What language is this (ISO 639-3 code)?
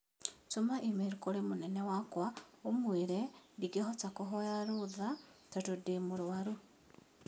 kik